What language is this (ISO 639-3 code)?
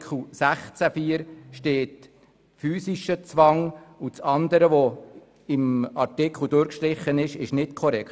gsw